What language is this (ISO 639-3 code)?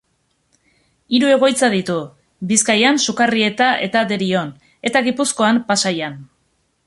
eus